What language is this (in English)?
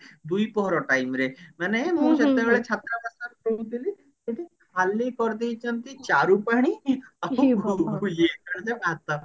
Odia